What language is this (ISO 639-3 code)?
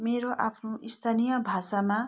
nep